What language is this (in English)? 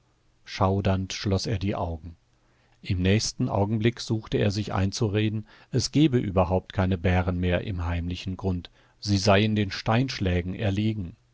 German